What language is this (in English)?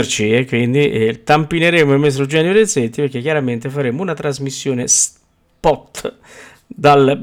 Italian